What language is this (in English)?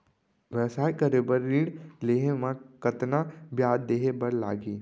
Chhattisgarhi